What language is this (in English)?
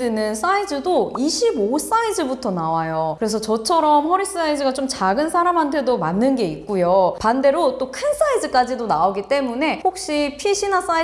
Korean